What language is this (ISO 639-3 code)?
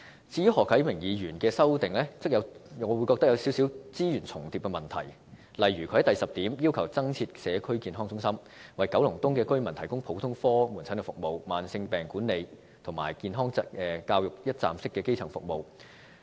yue